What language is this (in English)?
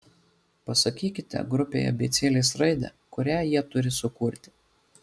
Lithuanian